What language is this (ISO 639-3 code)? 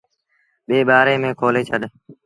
sbn